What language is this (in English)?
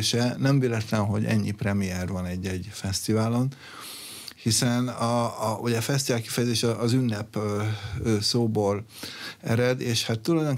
Hungarian